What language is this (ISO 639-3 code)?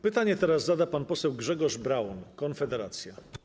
pol